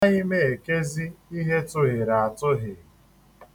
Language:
Igbo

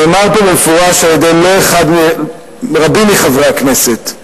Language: Hebrew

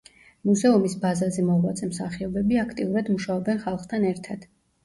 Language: Georgian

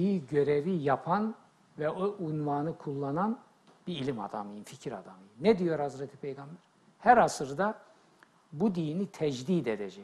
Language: Turkish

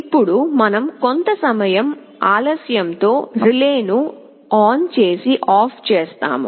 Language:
Telugu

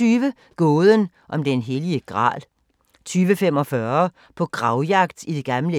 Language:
Danish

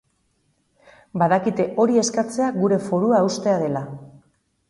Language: Basque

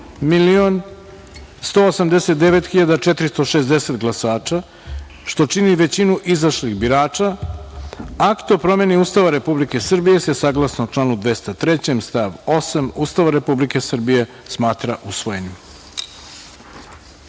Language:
Serbian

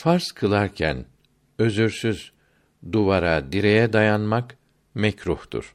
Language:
Turkish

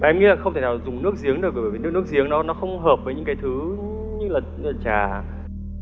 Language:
Vietnamese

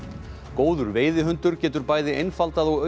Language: Icelandic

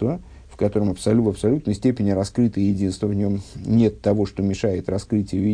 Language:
Russian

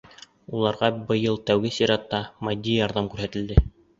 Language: Bashkir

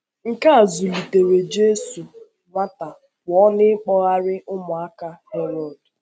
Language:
Igbo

